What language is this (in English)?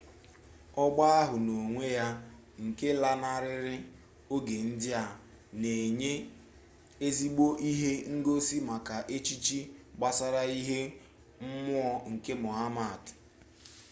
Igbo